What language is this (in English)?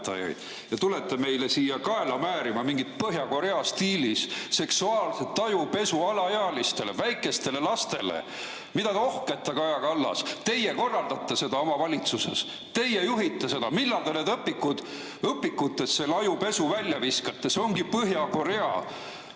Estonian